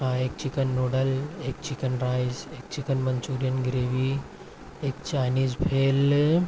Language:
Urdu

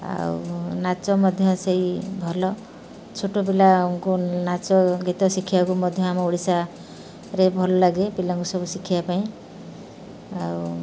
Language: Odia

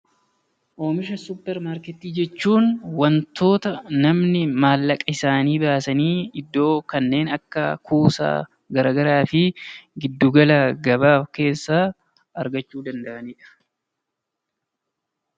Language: Oromo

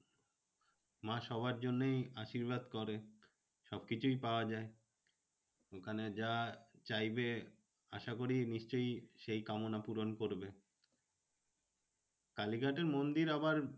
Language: Bangla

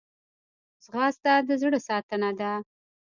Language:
Pashto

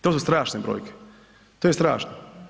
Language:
Croatian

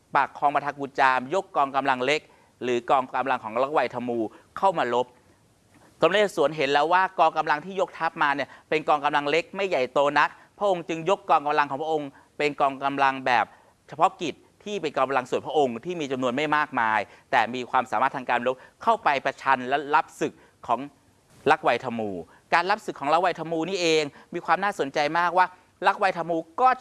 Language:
Thai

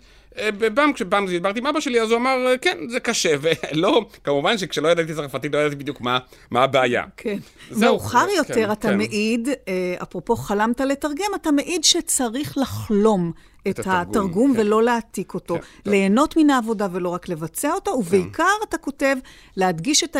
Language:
Hebrew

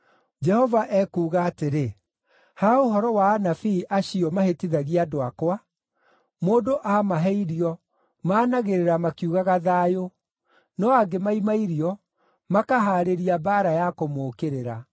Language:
Kikuyu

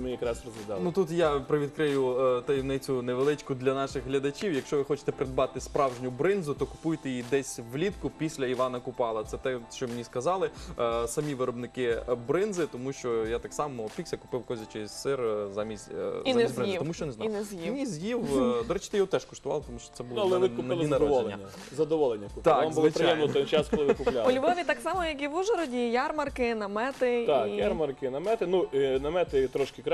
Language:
Ukrainian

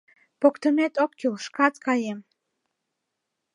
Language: Mari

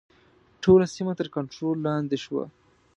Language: Pashto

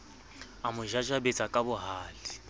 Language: Southern Sotho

